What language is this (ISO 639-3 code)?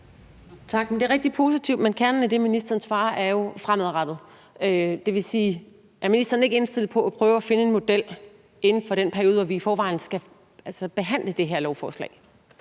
dan